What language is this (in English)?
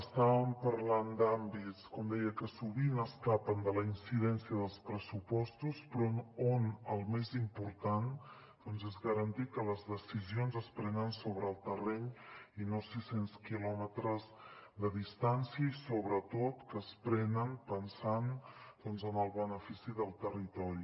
Catalan